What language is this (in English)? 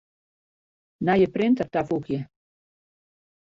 Western Frisian